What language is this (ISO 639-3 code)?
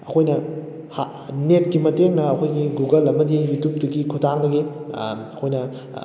mni